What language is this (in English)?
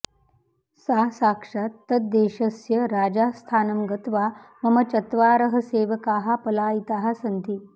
Sanskrit